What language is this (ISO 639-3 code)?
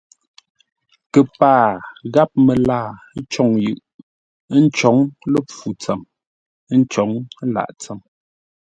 nla